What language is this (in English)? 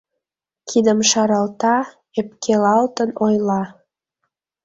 Mari